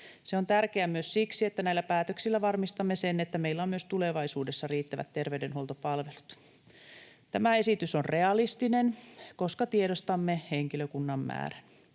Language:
Finnish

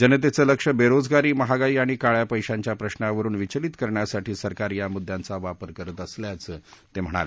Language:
Marathi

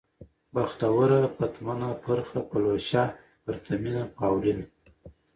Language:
Pashto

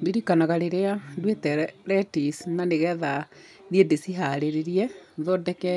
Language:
Kikuyu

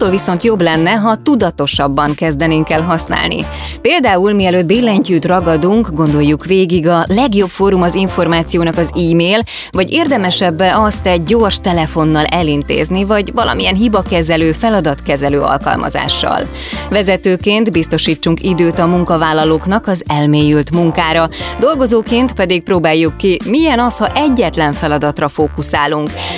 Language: Hungarian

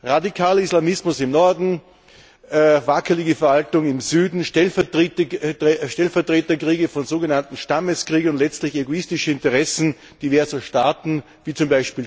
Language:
German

